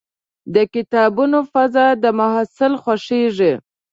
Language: Pashto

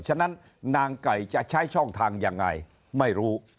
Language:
Thai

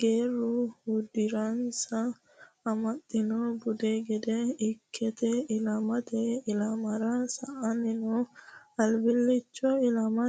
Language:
Sidamo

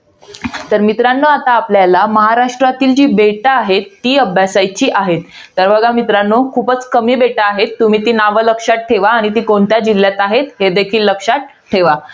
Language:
Marathi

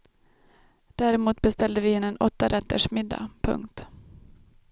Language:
Swedish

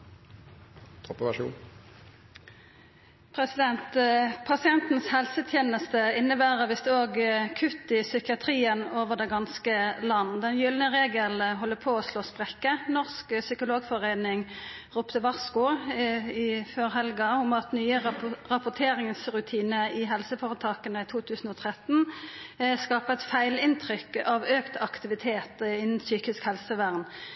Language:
Norwegian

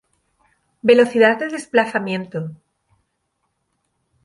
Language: Spanish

